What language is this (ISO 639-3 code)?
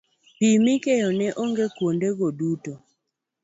luo